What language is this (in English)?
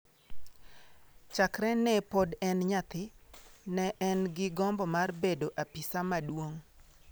Luo (Kenya and Tanzania)